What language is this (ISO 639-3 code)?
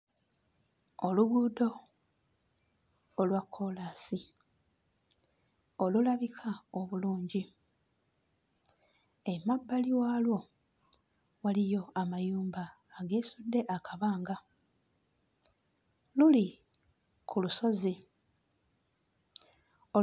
lug